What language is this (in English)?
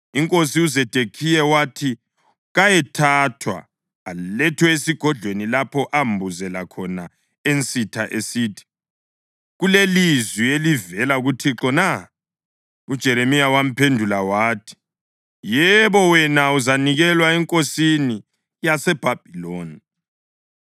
North Ndebele